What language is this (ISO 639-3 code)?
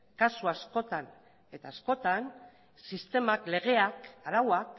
eus